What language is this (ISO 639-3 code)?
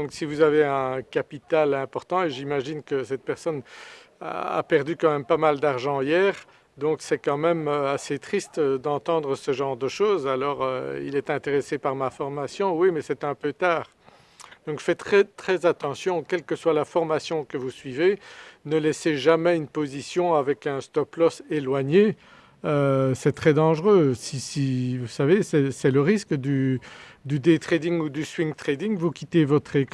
fra